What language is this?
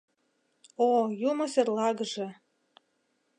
Mari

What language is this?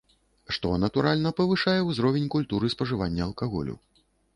Belarusian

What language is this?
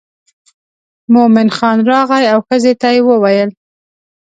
Pashto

